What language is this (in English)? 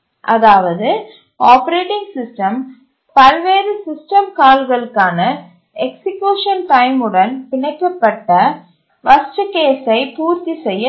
Tamil